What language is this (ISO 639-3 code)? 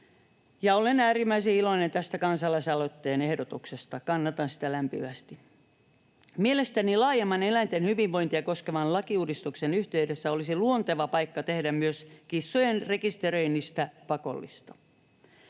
fin